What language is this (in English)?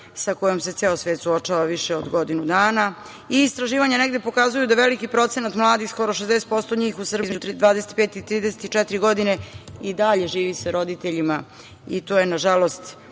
Serbian